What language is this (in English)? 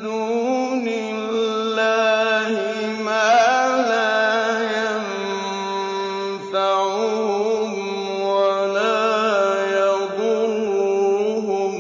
Arabic